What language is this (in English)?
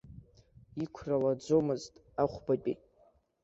Abkhazian